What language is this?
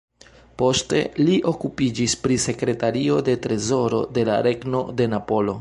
Esperanto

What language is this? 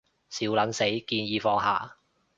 Cantonese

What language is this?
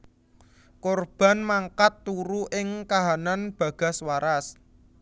Javanese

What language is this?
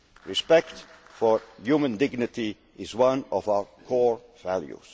English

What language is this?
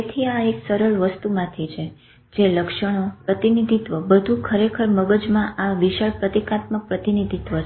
Gujarati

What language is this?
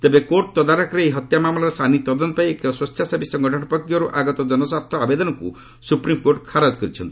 Odia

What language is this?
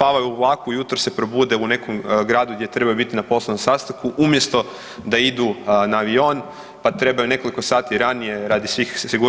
Croatian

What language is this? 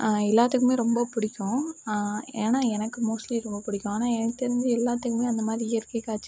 Tamil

